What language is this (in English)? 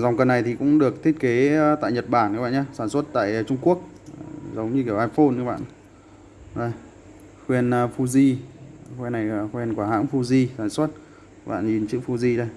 Vietnamese